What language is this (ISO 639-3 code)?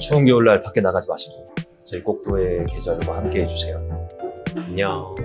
kor